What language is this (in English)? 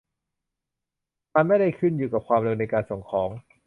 Thai